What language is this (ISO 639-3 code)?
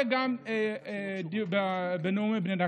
heb